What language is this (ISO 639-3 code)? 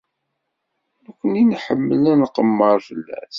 kab